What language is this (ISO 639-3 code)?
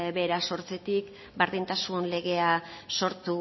eus